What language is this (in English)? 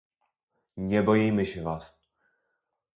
Polish